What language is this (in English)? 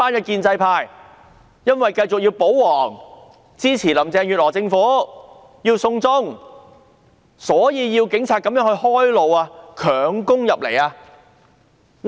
Cantonese